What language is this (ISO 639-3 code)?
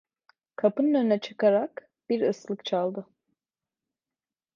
tur